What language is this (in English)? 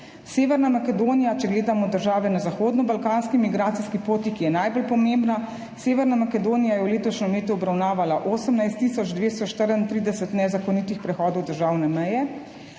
Slovenian